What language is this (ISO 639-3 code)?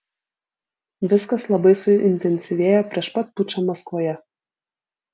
lit